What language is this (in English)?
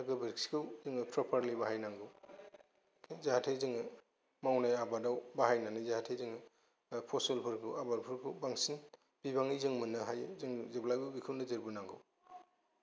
Bodo